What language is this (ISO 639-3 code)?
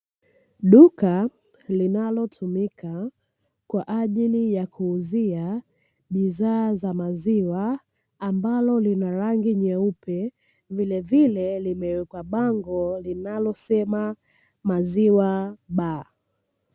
swa